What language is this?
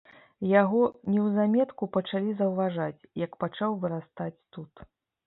Belarusian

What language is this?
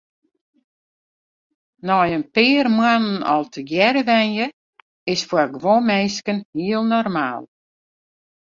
Western Frisian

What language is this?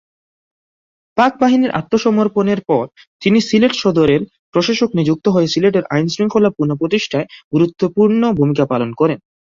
Bangla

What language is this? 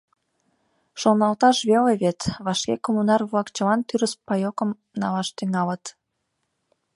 Mari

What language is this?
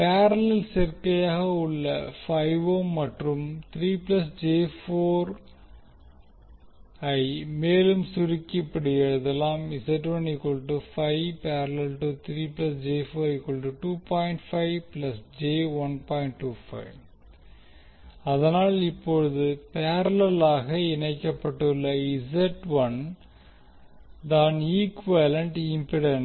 Tamil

